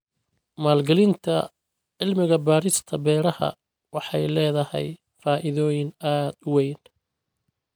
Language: Somali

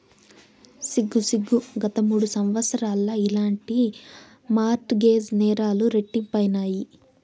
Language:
Telugu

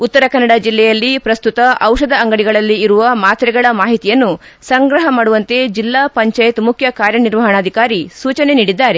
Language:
Kannada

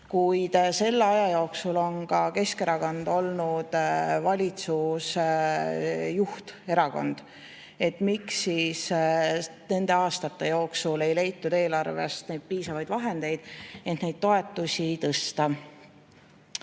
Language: Estonian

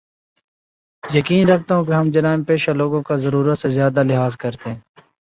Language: Urdu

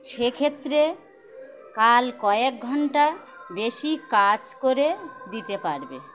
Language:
Bangla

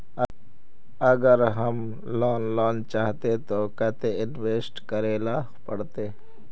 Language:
Magahi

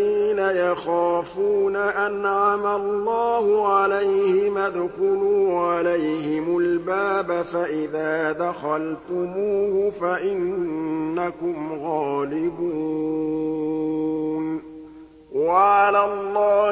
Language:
Arabic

